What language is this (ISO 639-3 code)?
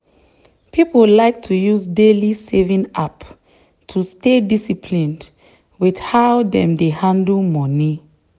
pcm